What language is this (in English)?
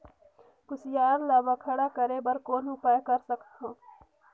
Chhattisgarhi